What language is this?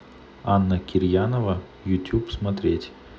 Russian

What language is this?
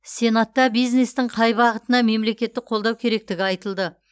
Kazakh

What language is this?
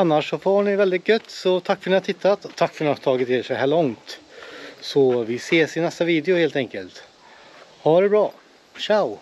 Swedish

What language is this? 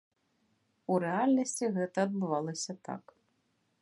Belarusian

